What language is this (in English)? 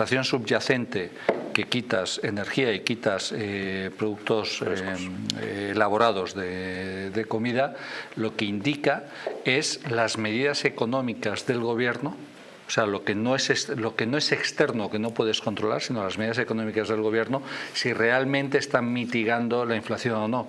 Spanish